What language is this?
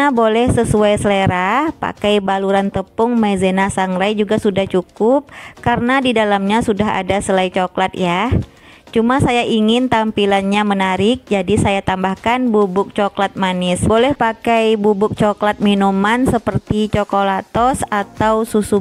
Indonesian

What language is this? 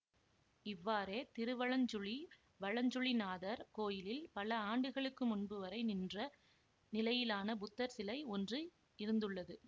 Tamil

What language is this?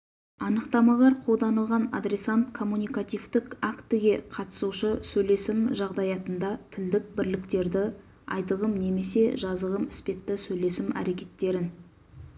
Kazakh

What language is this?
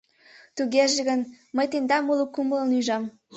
Mari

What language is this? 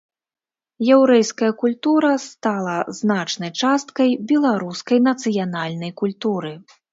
Belarusian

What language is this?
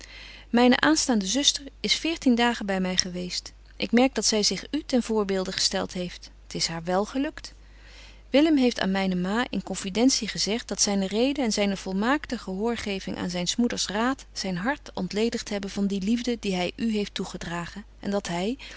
Dutch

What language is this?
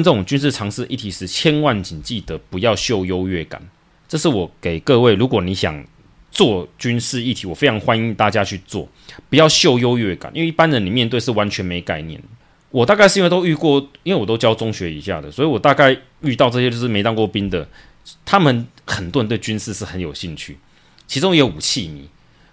Chinese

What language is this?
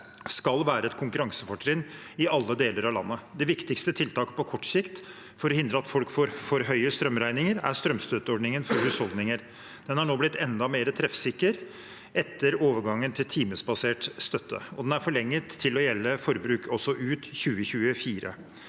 Norwegian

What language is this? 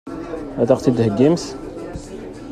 Kabyle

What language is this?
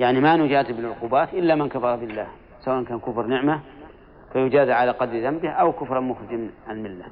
Arabic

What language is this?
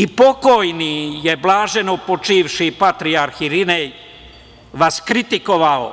Serbian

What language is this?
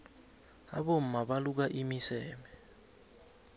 South Ndebele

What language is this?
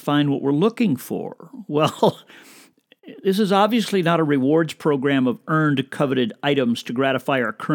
English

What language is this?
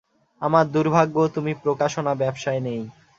Bangla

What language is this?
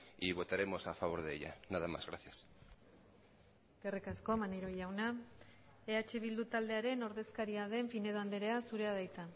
Basque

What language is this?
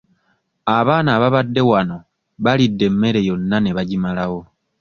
Ganda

